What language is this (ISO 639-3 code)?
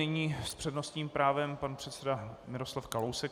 ces